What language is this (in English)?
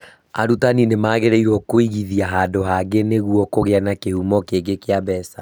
Kikuyu